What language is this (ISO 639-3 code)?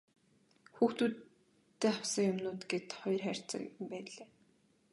mon